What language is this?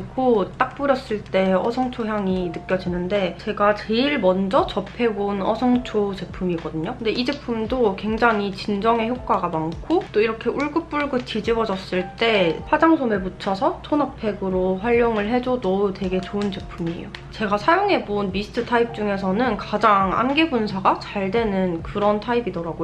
Korean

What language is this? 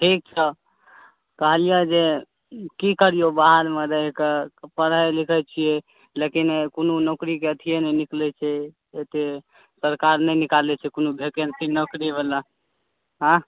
Maithili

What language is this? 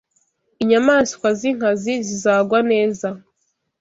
Kinyarwanda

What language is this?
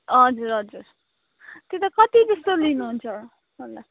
Nepali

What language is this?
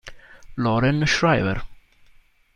Italian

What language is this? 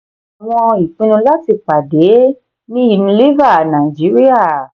Yoruba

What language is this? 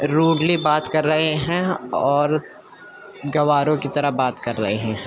Urdu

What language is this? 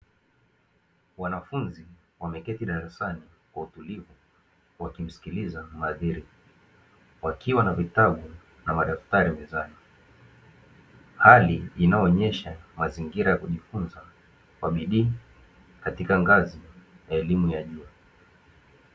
Swahili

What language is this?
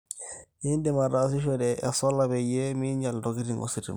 Masai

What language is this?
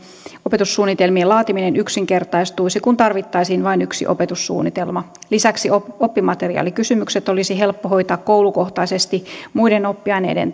Finnish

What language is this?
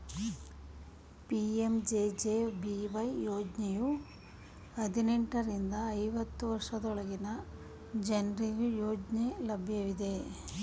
Kannada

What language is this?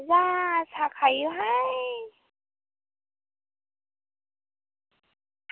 Bodo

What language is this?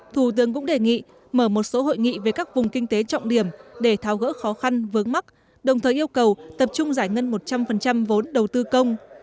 Vietnamese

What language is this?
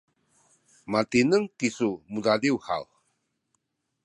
Sakizaya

